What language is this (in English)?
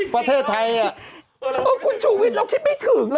Thai